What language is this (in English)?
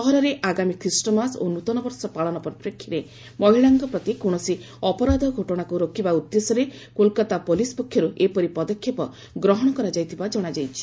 Odia